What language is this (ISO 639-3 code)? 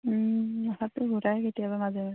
asm